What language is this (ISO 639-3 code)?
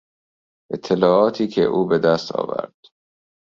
fas